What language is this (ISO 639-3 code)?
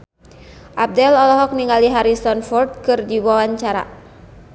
sun